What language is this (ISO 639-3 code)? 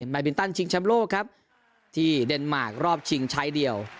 tha